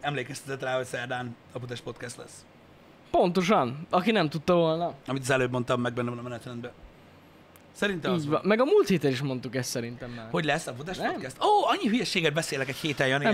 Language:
Hungarian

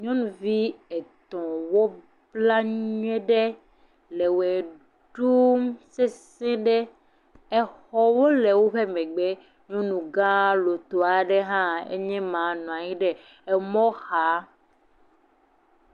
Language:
Ewe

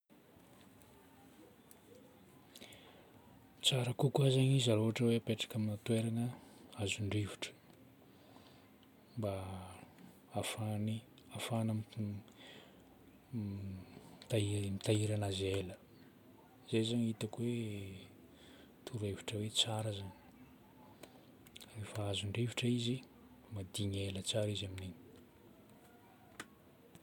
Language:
Northern Betsimisaraka Malagasy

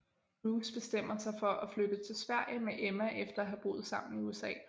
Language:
Danish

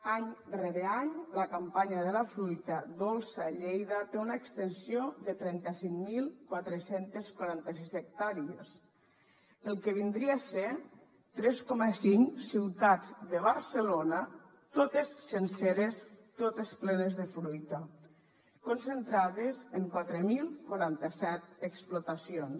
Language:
Catalan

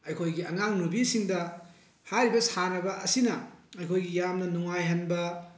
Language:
Manipuri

